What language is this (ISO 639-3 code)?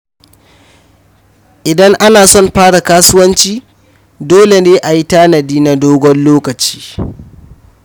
hau